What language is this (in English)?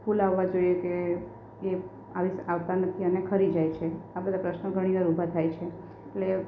Gujarati